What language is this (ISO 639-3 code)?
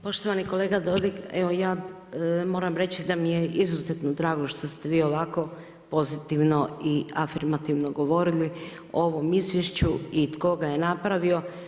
hrv